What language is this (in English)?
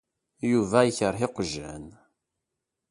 Kabyle